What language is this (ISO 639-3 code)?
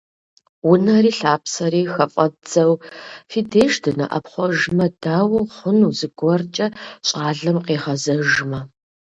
kbd